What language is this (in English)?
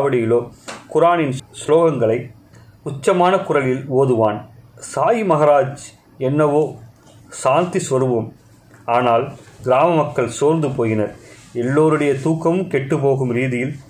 Tamil